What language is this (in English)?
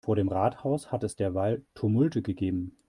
German